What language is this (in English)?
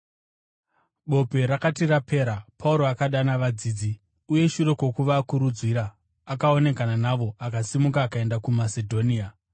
Shona